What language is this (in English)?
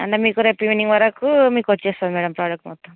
Telugu